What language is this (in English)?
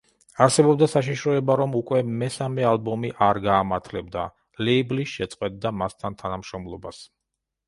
Georgian